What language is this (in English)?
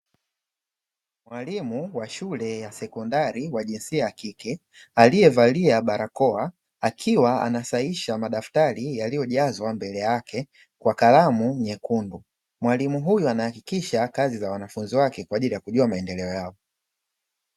Swahili